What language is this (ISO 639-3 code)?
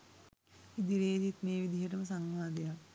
sin